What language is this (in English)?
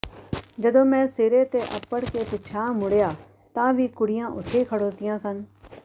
Punjabi